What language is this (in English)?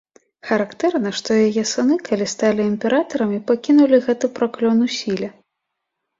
Belarusian